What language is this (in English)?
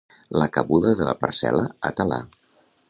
Catalan